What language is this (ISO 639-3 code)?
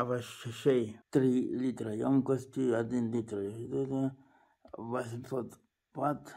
rus